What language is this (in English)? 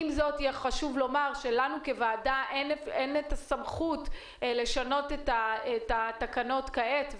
Hebrew